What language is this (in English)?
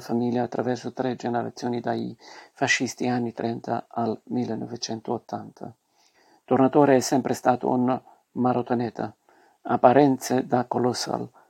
Italian